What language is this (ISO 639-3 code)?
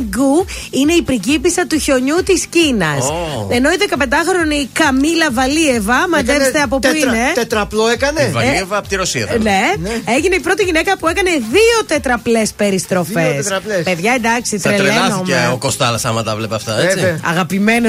ell